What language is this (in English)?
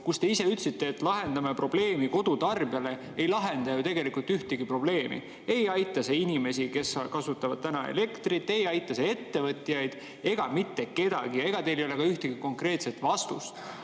Estonian